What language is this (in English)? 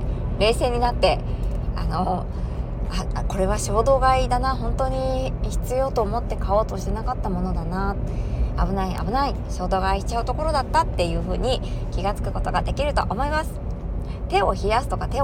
Japanese